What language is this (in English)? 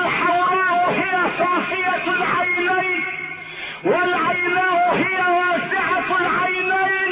Arabic